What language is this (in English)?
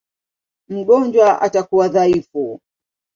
Swahili